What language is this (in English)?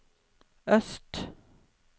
Norwegian